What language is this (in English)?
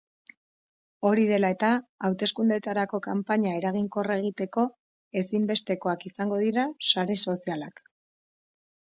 Basque